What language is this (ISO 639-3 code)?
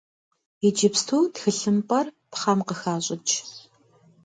kbd